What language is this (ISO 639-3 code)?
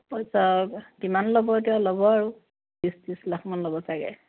asm